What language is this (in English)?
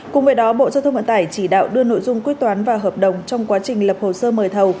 Vietnamese